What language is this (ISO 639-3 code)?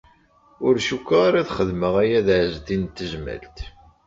kab